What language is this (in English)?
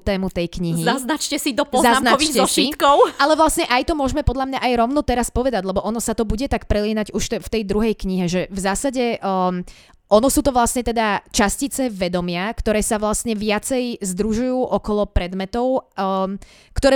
Slovak